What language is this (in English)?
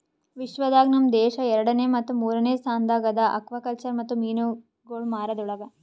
Kannada